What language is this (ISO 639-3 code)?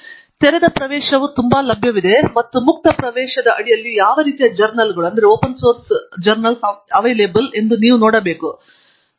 kan